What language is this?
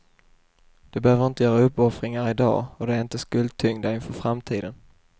Swedish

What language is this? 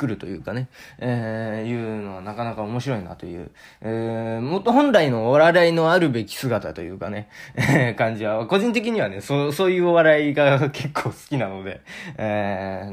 Japanese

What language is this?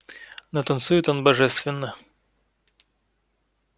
Russian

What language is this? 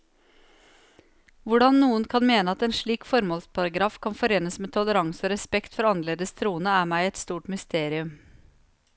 Norwegian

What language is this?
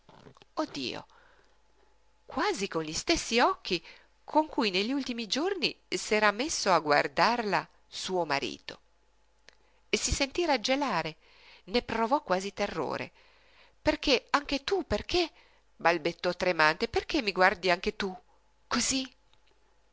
Italian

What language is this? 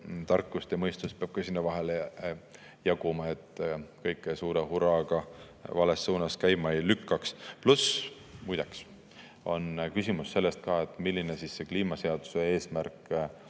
Estonian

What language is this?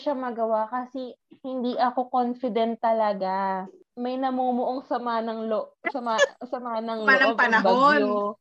Filipino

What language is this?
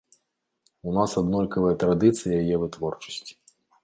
Belarusian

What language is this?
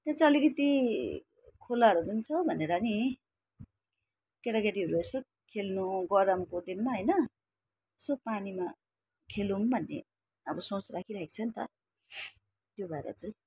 Nepali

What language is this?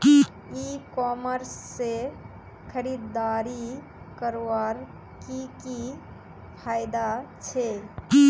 Magahi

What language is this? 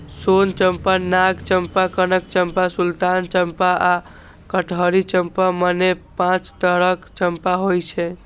Maithili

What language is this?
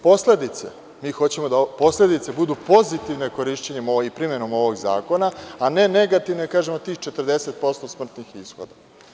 Serbian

